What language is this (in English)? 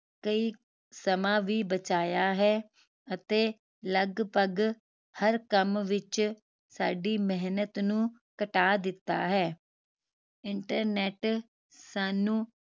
Punjabi